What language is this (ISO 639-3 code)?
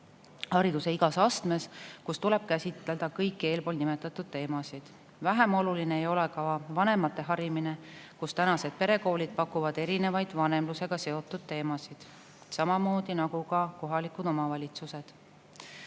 est